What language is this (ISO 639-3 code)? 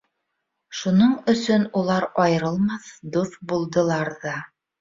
bak